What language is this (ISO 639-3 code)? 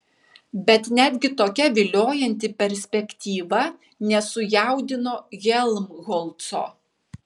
lit